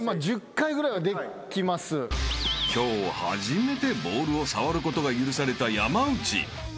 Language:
Japanese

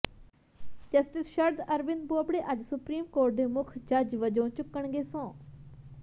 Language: Punjabi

